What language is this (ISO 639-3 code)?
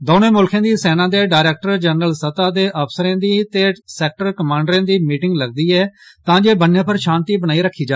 doi